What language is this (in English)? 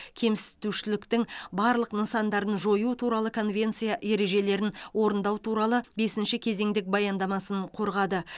Kazakh